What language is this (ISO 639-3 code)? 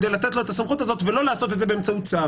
heb